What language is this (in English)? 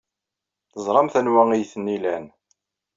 Kabyle